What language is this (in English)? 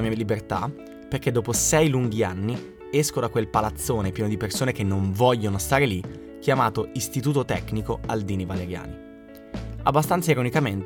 Italian